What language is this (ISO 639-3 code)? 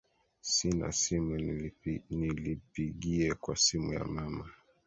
swa